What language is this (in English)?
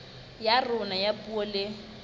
Southern Sotho